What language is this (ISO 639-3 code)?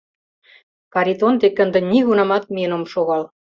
chm